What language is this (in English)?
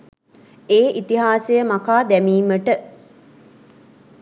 Sinhala